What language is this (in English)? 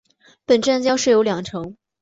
Chinese